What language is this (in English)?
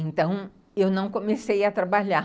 Portuguese